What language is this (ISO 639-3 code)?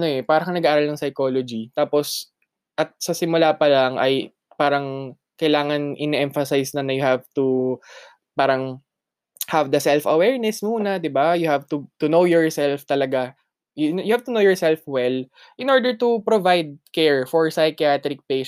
fil